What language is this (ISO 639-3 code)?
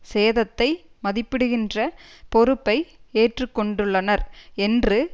tam